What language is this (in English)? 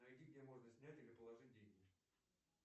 Russian